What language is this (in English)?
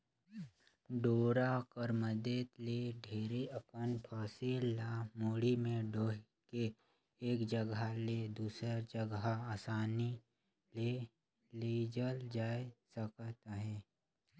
Chhattisgarhi